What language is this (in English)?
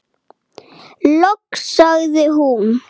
Icelandic